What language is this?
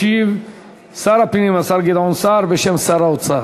Hebrew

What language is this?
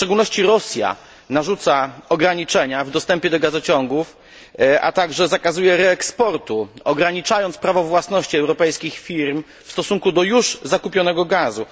Polish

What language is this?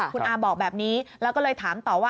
Thai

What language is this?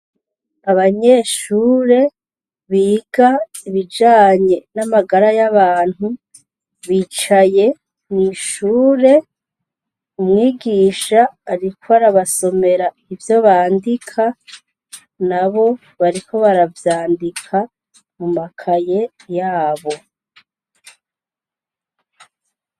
Rundi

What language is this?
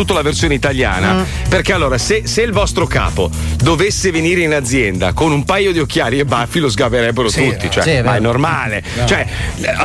Italian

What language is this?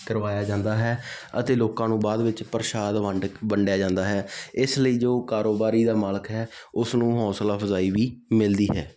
Punjabi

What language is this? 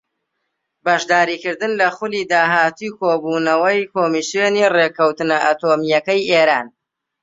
Central Kurdish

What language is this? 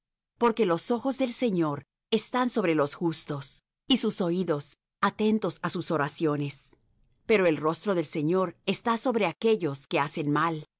Spanish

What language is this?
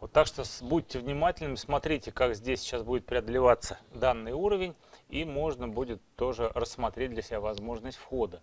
Russian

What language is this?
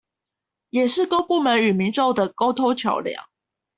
Chinese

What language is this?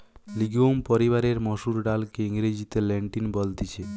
Bangla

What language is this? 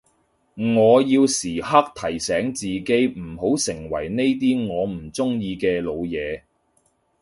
Cantonese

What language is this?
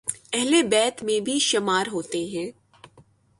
Urdu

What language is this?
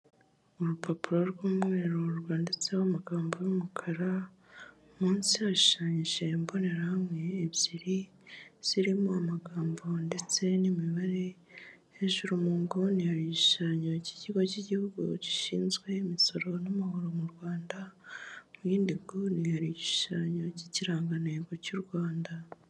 Kinyarwanda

